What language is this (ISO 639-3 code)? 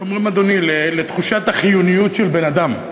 heb